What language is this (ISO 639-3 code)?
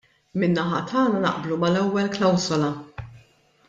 mlt